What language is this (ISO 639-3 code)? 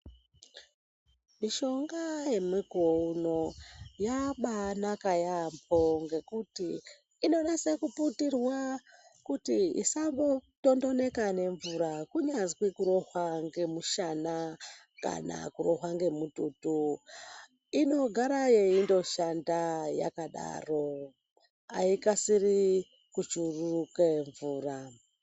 ndc